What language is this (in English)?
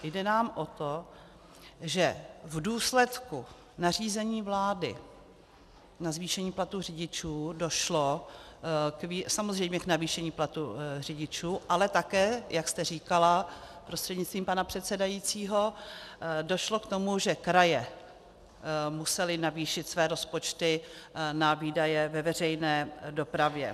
Czech